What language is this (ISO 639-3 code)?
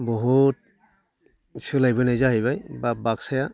brx